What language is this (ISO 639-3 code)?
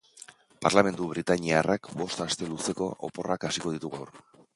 eus